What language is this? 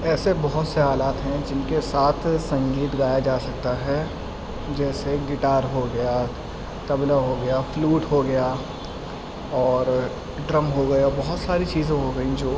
Urdu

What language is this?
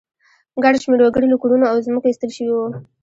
Pashto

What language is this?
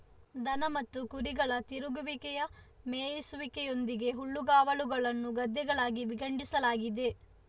Kannada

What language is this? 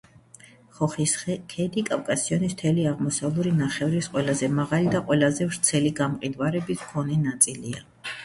Georgian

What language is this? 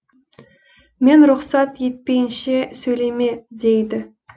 Kazakh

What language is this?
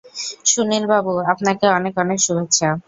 Bangla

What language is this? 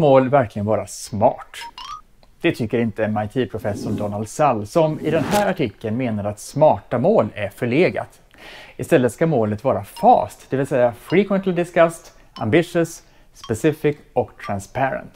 Swedish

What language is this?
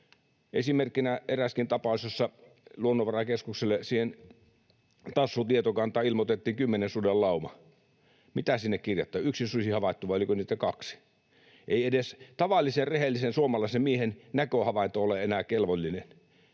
Finnish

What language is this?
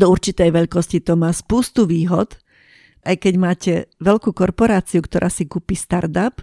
Slovak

